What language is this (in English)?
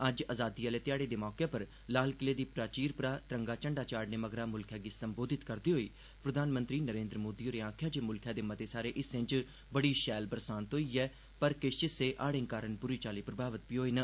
Dogri